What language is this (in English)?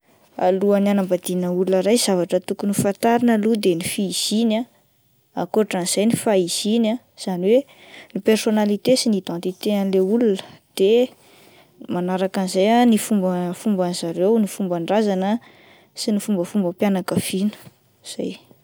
Malagasy